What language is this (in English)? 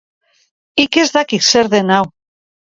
Basque